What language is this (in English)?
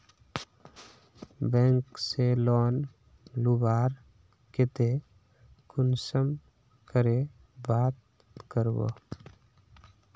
Magahi